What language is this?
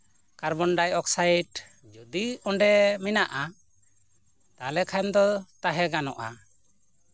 Santali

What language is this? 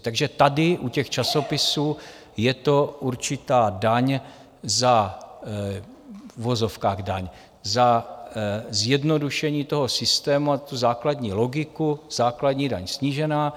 Czech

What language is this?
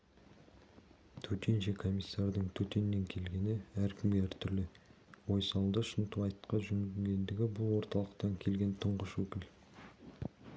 Kazakh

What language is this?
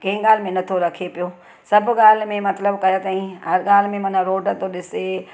Sindhi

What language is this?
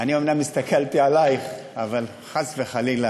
Hebrew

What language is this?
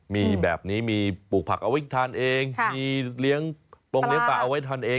Thai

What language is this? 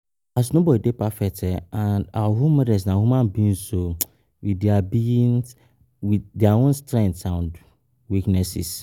Nigerian Pidgin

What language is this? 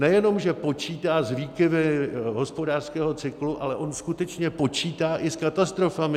Czech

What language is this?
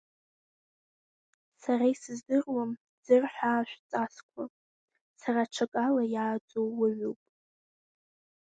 Abkhazian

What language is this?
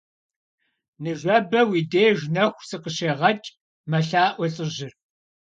Kabardian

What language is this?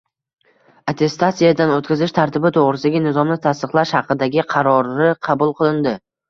Uzbek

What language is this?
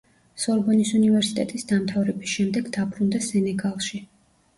Georgian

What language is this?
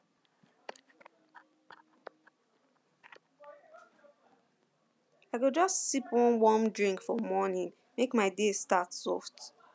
Nigerian Pidgin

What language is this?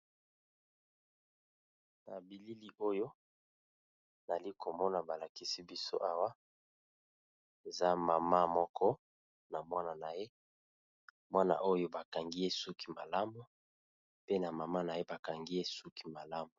Lingala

